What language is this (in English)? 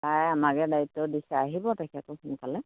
Assamese